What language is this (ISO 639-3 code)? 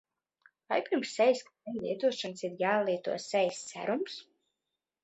lav